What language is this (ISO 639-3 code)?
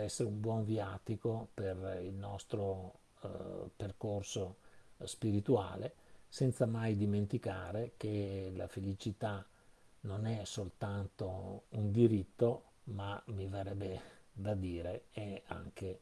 ita